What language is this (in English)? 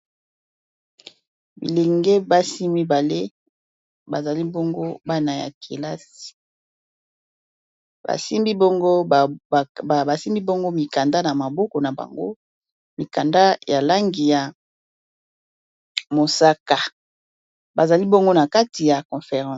Lingala